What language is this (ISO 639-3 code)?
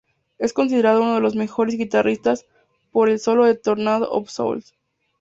spa